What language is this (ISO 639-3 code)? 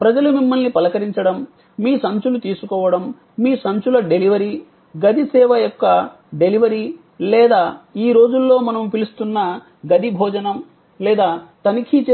tel